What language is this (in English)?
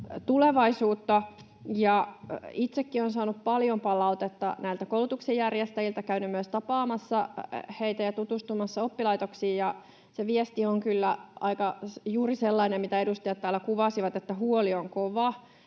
Finnish